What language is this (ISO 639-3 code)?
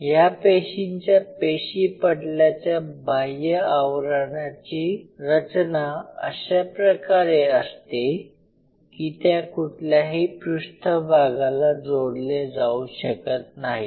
mar